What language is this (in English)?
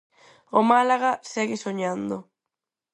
Galician